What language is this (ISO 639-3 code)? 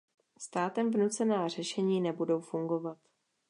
ces